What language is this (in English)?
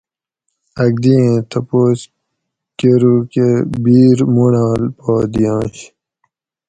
Gawri